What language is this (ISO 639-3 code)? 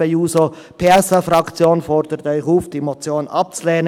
gsw